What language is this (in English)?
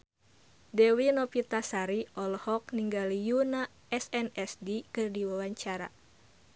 Sundanese